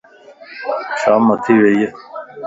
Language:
Lasi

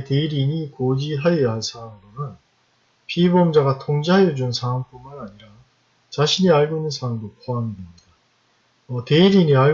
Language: Korean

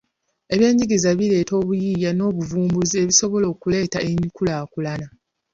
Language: Ganda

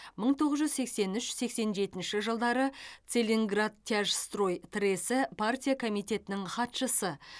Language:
Kazakh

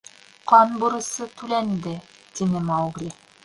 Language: Bashkir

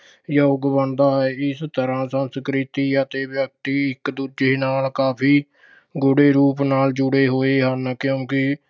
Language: Punjabi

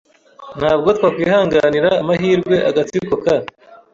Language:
Kinyarwanda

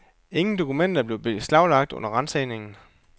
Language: Danish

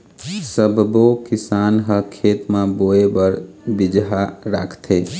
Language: Chhattisgarhi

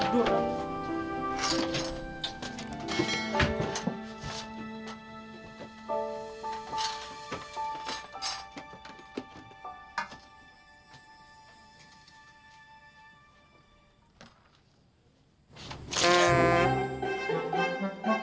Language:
Indonesian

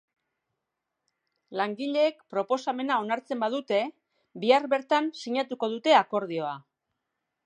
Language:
Basque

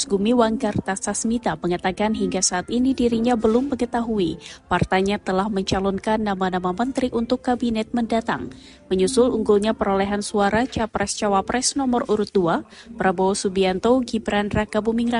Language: Indonesian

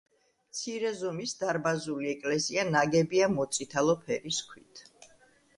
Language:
Georgian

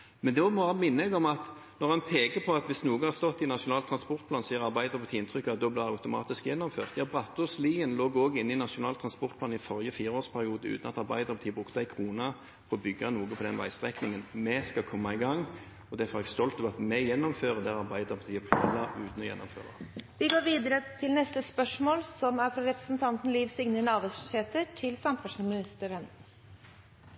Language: Norwegian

